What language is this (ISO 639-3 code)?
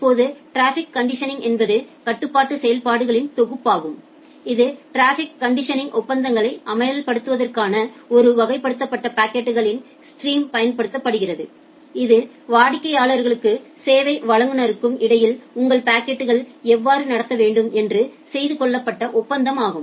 tam